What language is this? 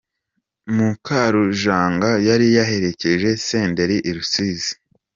Kinyarwanda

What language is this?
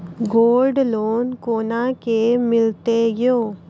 Maithili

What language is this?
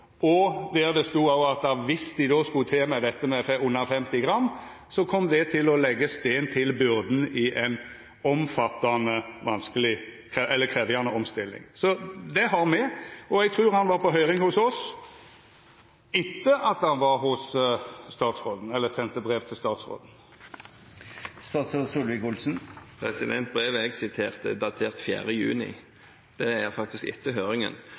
Norwegian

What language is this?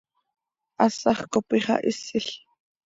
Seri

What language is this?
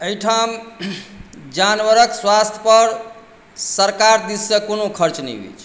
Maithili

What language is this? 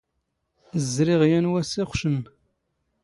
Standard Moroccan Tamazight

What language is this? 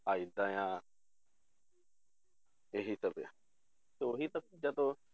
Punjabi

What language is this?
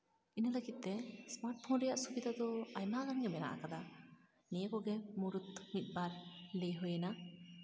Santali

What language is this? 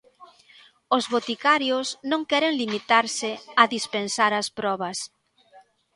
Galician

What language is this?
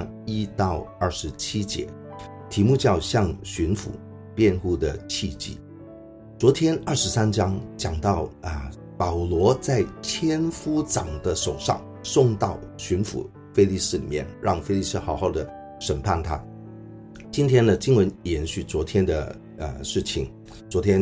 Chinese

